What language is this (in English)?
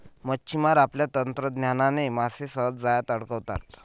Marathi